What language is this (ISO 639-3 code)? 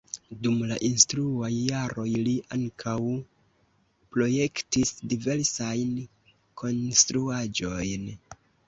epo